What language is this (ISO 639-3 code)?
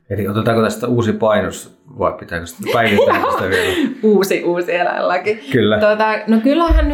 fin